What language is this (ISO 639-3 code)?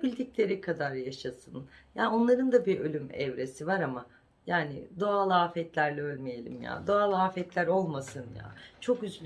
tur